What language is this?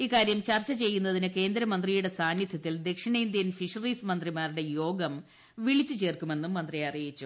Malayalam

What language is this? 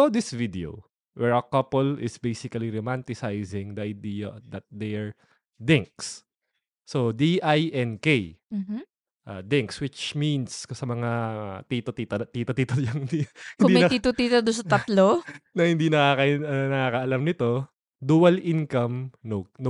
Filipino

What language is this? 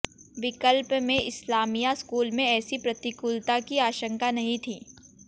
Hindi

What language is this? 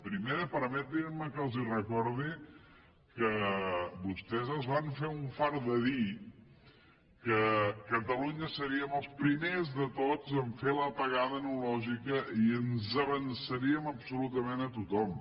Catalan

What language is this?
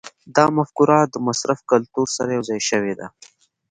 Pashto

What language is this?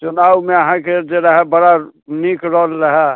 Maithili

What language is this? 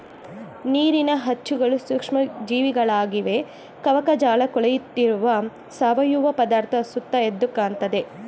Kannada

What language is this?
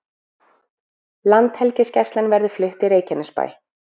Icelandic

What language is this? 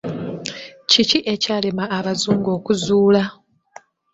Ganda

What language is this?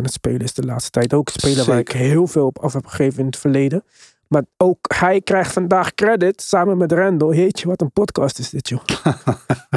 Dutch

